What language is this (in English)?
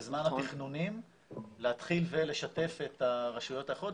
Hebrew